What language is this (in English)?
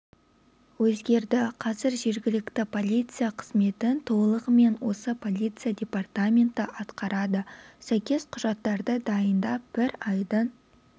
Kazakh